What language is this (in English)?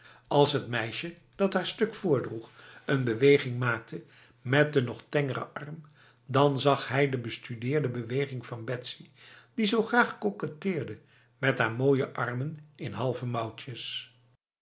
Dutch